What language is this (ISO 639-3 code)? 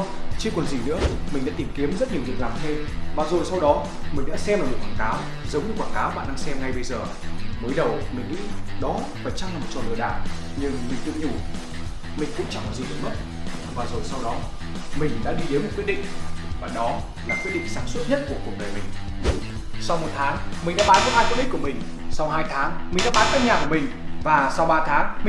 vie